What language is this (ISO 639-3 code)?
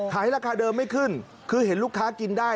tha